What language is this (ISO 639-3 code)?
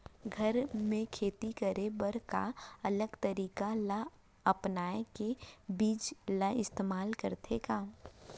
hne